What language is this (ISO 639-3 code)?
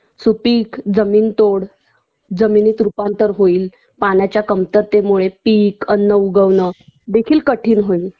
mar